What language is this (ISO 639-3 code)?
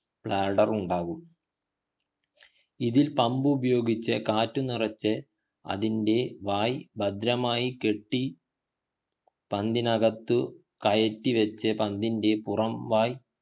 mal